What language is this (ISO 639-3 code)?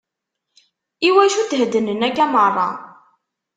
kab